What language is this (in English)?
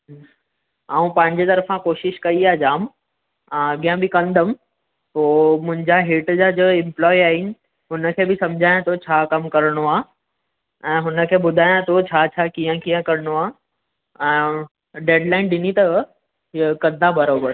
Sindhi